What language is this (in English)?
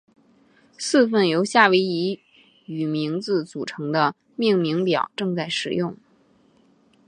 Chinese